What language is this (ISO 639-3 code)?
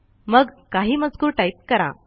mar